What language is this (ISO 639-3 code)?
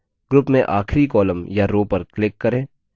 hin